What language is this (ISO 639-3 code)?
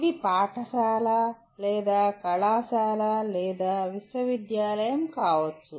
tel